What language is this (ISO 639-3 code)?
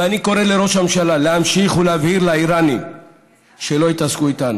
heb